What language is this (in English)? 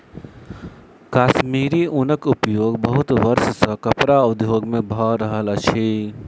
Maithili